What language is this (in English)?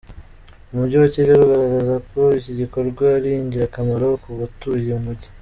Kinyarwanda